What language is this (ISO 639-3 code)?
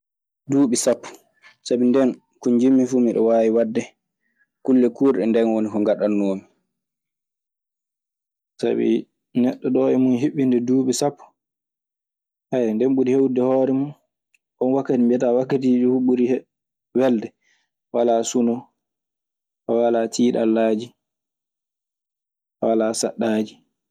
ffm